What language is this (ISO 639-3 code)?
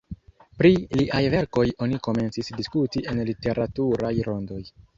epo